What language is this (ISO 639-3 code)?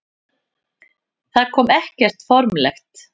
isl